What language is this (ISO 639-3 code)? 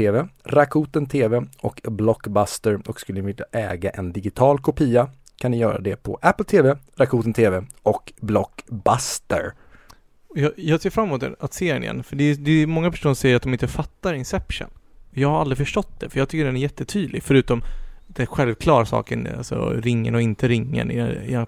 swe